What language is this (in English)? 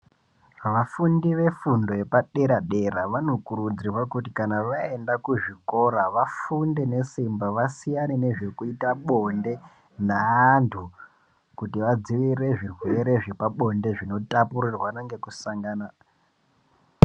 Ndau